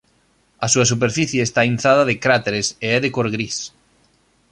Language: Galician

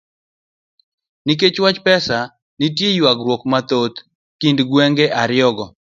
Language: Luo (Kenya and Tanzania)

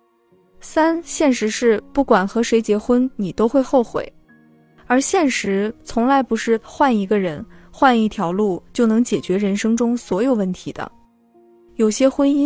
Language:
Chinese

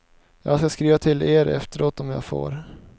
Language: Swedish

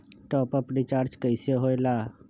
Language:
Magahi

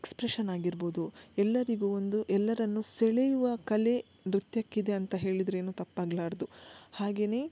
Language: Kannada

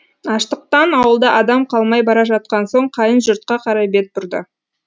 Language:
Kazakh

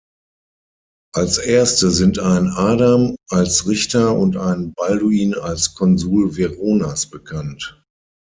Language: German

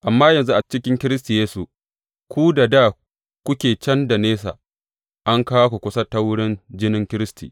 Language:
Hausa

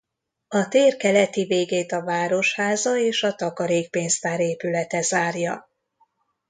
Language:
Hungarian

